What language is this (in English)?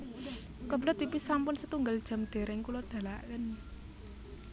Javanese